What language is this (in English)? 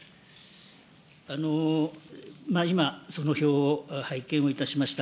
Japanese